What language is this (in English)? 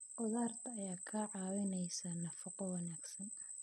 Somali